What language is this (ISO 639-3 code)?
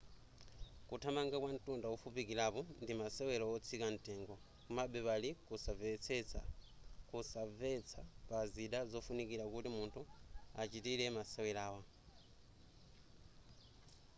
nya